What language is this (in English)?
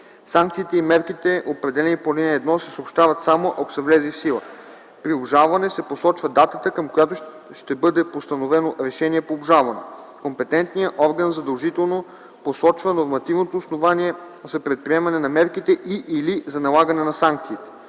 Bulgarian